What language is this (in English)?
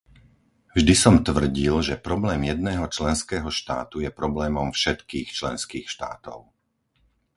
Slovak